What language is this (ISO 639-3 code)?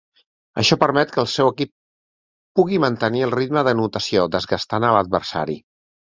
cat